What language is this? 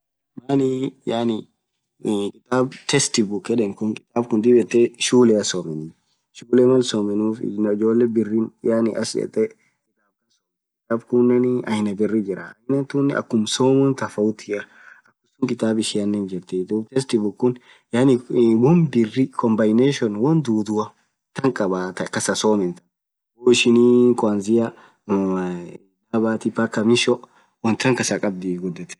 Orma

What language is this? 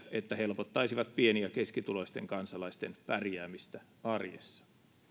Finnish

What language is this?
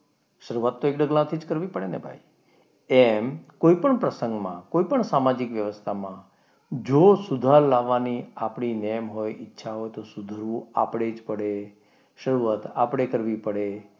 Gujarati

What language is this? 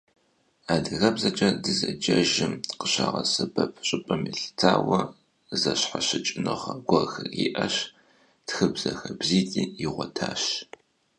Kabardian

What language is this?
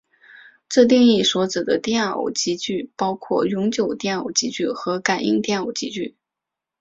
Chinese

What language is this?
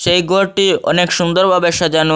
Bangla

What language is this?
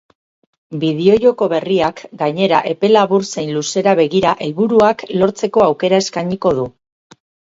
Basque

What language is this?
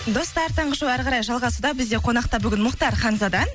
Kazakh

